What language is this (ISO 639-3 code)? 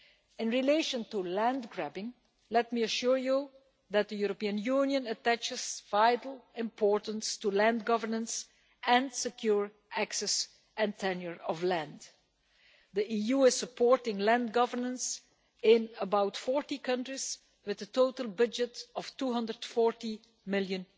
eng